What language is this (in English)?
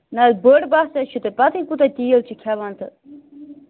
Kashmiri